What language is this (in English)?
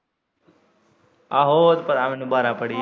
Punjabi